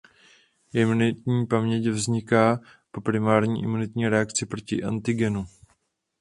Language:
Czech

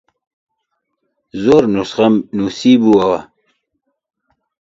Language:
Central Kurdish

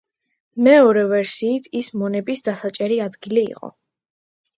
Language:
Georgian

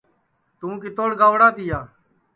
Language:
Sansi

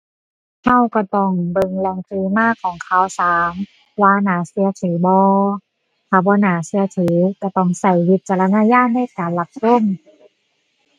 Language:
Thai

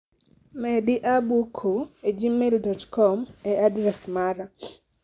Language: Luo (Kenya and Tanzania)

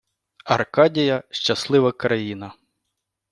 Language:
Ukrainian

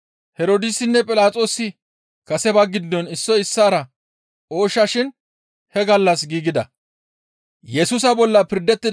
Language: Gamo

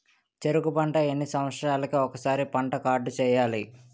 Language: Telugu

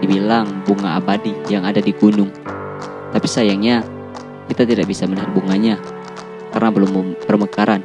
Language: Indonesian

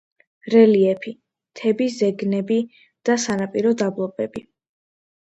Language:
Georgian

